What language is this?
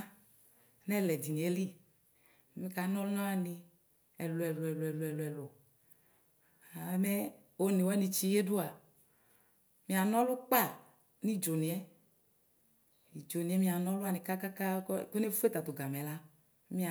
Ikposo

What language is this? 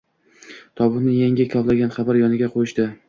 Uzbek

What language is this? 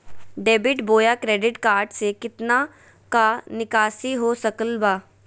Magahi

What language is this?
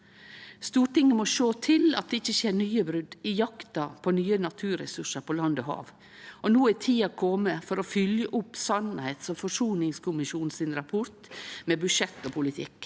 Norwegian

